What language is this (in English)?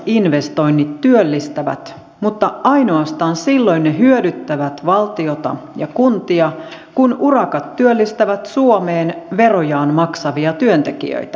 Finnish